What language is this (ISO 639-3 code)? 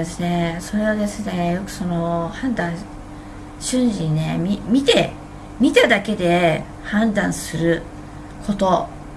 jpn